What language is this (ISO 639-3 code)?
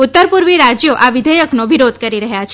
guj